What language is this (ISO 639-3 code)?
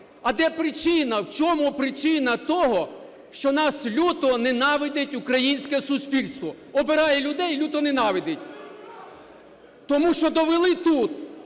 ukr